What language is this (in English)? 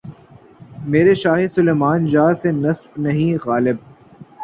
Urdu